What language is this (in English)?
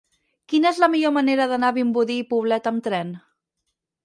Catalan